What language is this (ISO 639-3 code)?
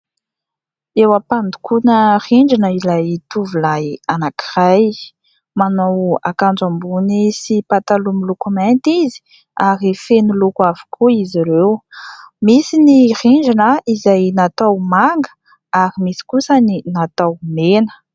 mlg